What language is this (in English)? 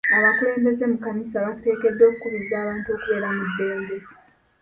Ganda